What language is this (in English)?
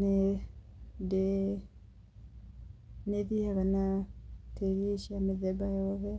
Kikuyu